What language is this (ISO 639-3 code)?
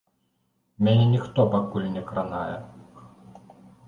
bel